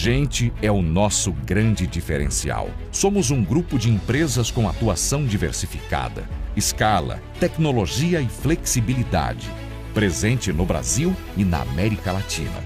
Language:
Portuguese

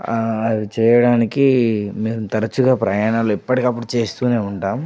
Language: Telugu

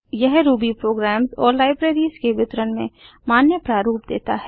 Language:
Hindi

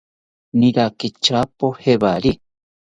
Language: South Ucayali Ashéninka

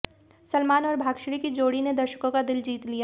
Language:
Hindi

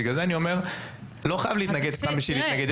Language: Hebrew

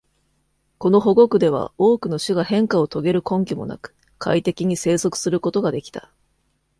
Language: Japanese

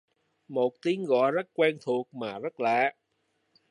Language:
Vietnamese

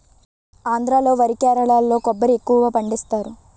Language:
Telugu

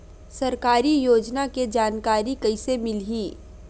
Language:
Chhattisgarhi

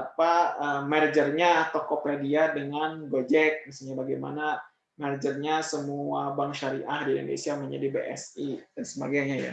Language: Indonesian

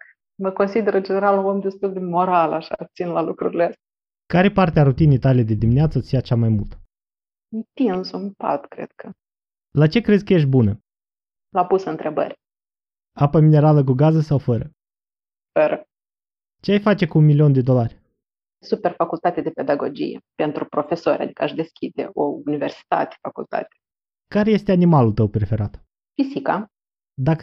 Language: Romanian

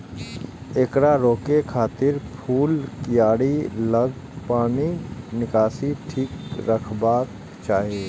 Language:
Maithili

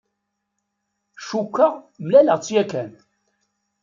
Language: Kabyle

